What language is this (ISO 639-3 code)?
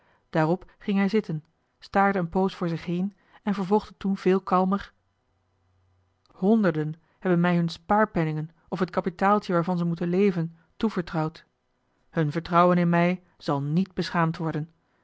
nld